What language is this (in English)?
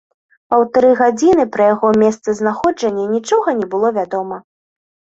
Belarusian